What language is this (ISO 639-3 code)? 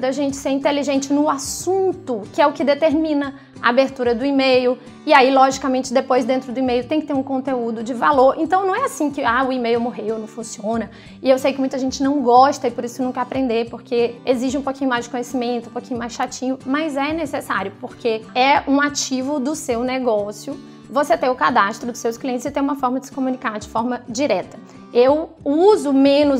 por